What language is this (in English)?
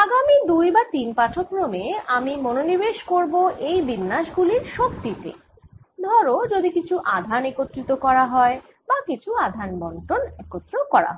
Bangla